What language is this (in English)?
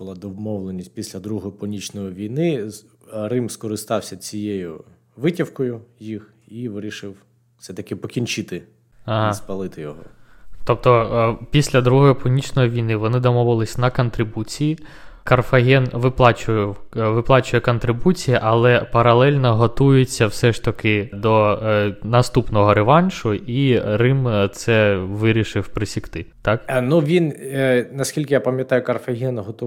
Ukrainian